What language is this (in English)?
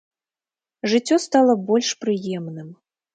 Belarusian